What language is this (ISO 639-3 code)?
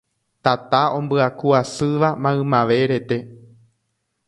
grn